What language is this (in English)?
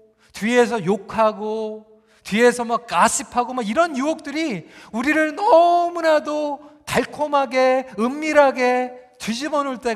Korean